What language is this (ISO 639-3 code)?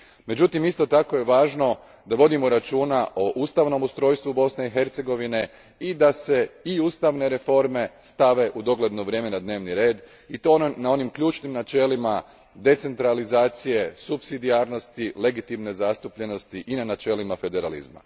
hrv